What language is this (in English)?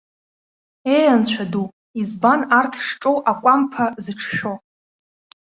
Abkhazian